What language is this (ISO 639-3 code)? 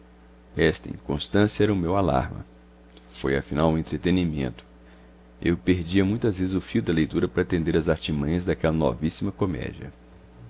por